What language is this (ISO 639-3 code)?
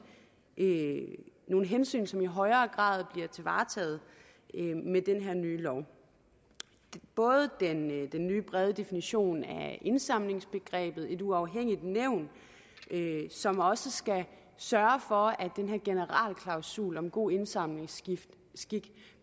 dan